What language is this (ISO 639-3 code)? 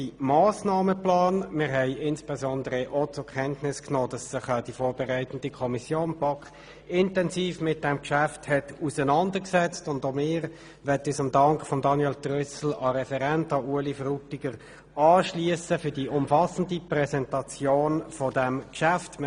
gsw